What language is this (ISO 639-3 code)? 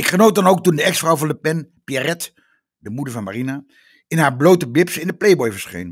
nld